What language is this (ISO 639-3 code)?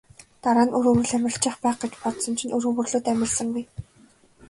mon